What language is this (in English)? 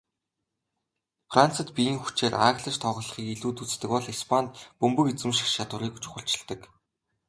Mongolian